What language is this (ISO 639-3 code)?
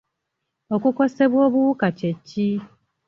lug